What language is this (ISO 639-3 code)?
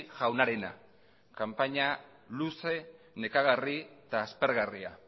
eus